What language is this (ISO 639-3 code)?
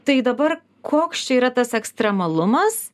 lit